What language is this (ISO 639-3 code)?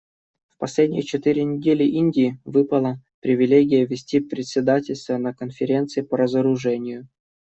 rus